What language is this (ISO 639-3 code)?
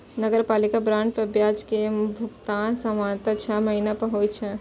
mai